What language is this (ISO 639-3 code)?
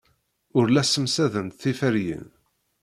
kab